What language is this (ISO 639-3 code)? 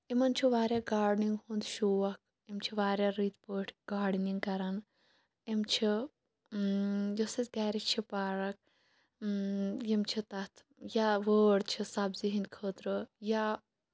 kas